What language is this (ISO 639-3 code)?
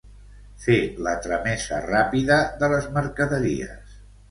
cat